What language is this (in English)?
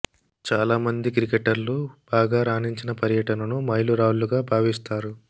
Telugu